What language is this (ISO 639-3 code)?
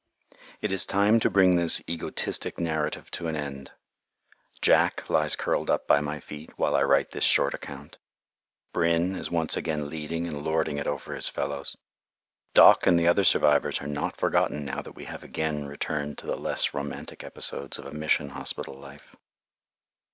eng